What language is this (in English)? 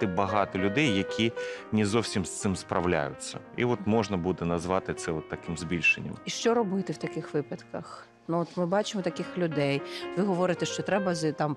Ukrainian